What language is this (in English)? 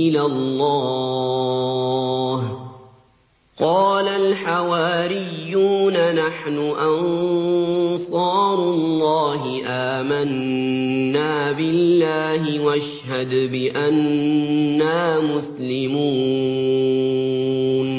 Arabic